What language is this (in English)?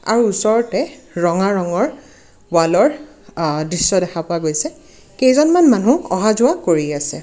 Assamese